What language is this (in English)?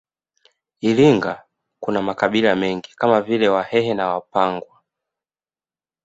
Swahili